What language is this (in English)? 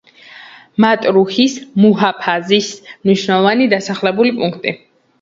Georgian